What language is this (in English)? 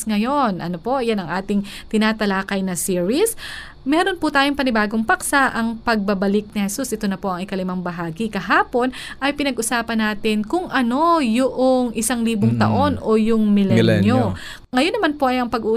Filipino